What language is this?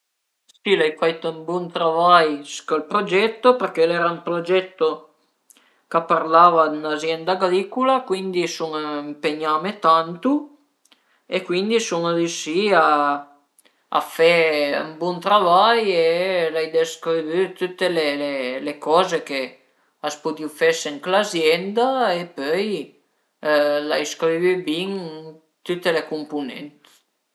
Piedmontese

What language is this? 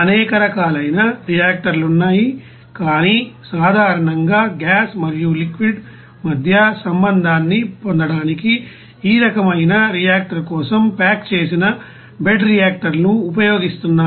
Telugu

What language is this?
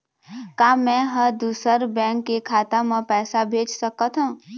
Chhattisgarhi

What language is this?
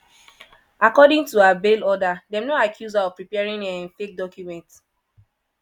Nigerian Pidgin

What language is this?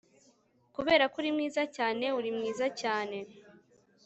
Kinyarwanda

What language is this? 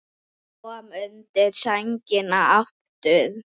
Icelandic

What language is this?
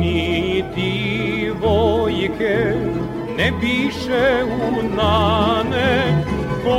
Croatian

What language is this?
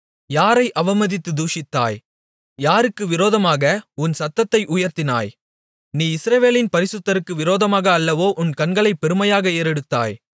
Tamil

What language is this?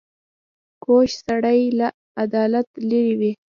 Pashto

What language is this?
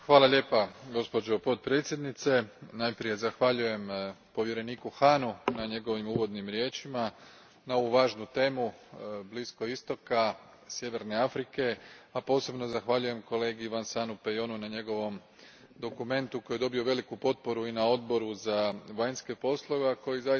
Croatian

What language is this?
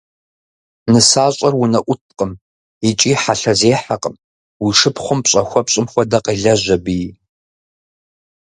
Kabardian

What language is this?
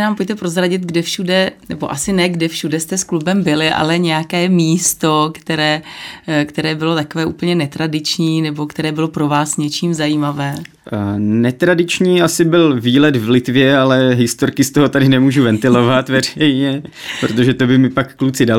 Czech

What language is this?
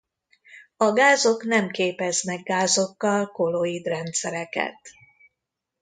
Hungarian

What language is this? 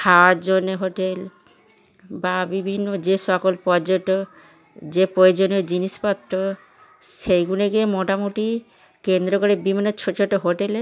Bangla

